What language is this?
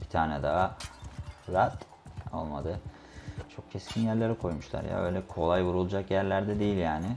Turkish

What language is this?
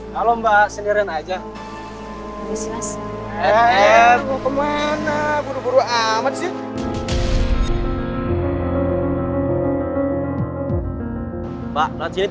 Indonesian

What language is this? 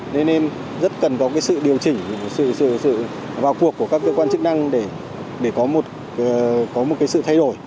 Vietnamese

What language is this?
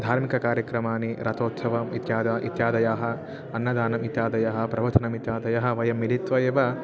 Sanskrit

